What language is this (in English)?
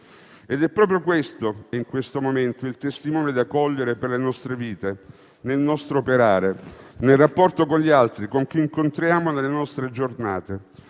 Italian